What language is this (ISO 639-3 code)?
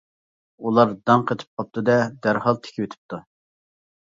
uig